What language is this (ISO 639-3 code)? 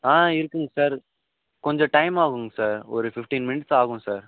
tam